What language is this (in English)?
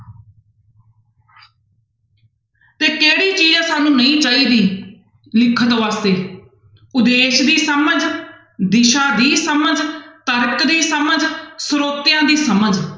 Punjabi